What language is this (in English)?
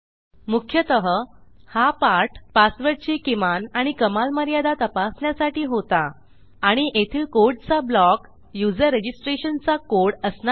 Marathi